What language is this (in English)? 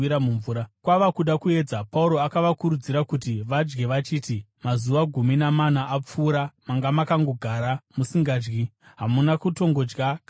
Shona